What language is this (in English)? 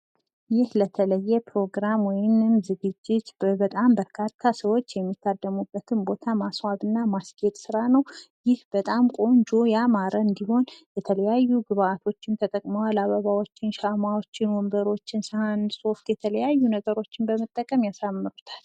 Amharic